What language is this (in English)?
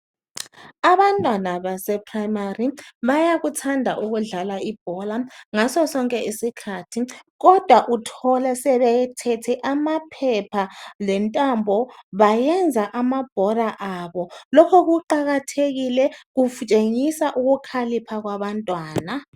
North Ndebele